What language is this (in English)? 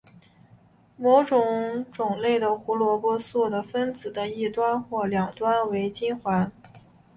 Chinese